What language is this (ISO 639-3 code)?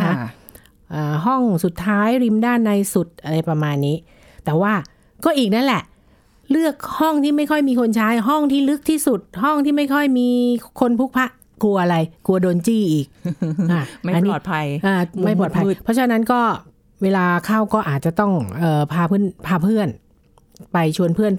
tha